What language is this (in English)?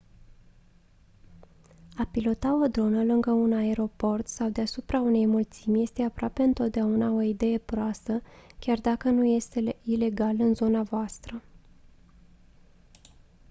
Romanian